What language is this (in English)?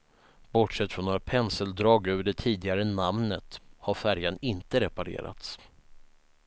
Swedish